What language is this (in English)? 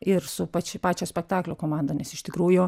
Lithuanian